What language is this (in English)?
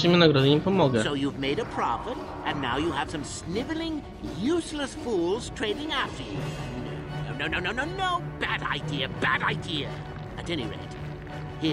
Polish